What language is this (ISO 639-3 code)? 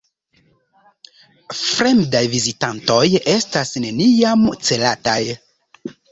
epo